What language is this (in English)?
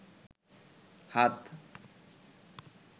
Bangla